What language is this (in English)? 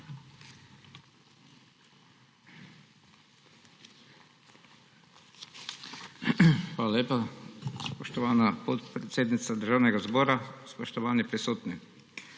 Slovenian